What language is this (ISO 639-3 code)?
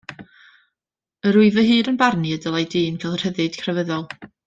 cym